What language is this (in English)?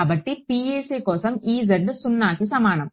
Telugu